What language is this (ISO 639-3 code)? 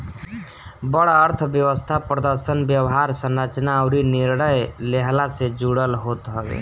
bho